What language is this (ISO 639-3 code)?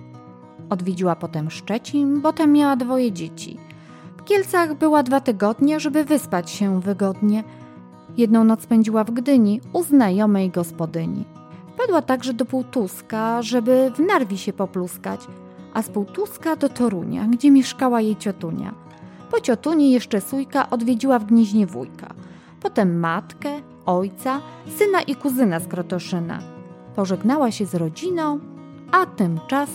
pol